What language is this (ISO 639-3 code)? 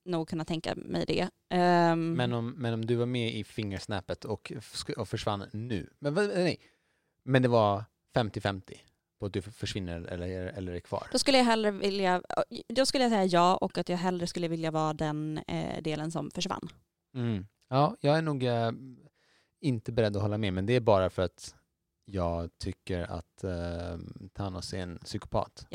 swe